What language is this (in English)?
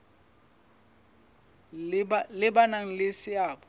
Southern Sotho